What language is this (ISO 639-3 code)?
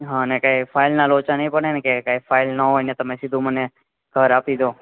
guj